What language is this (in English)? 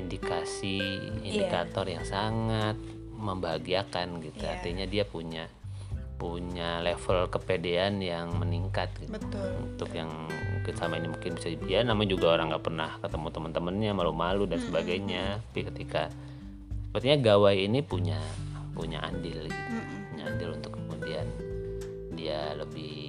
Indonesian